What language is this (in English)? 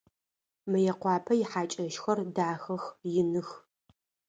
Adyghe